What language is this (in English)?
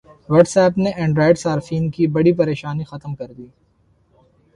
Urdu